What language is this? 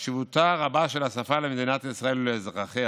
Hebrew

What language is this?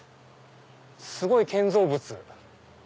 Japanese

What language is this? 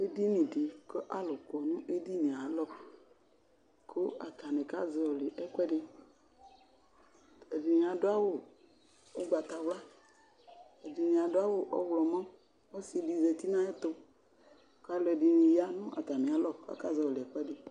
Ikposo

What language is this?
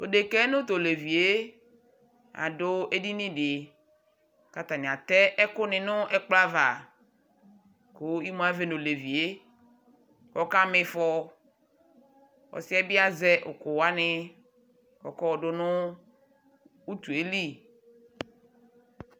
Ikposo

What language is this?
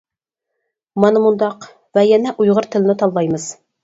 Uyghur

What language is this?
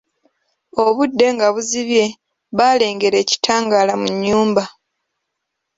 Ganda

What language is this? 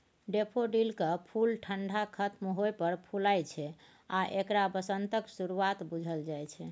Maithili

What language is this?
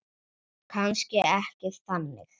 Icelandic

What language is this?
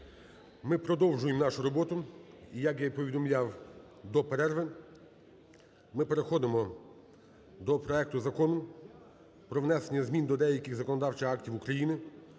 Ukrainian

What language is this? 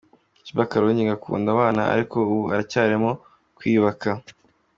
Kinyarwanda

